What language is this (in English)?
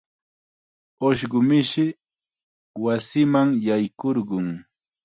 Chiquián Ancash Quechua